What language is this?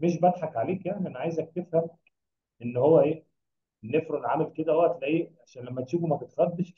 Arabic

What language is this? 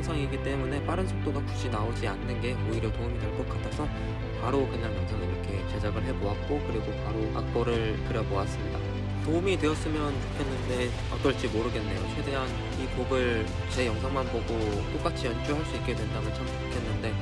Korean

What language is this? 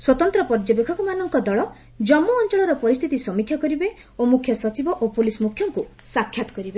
Odia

